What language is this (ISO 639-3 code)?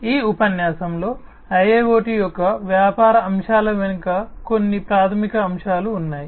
tel